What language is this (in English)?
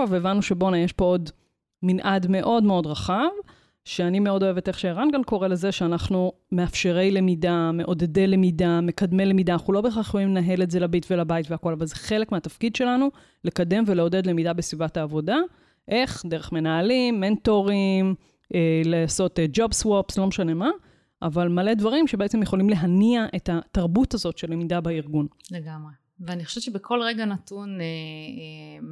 Hebrew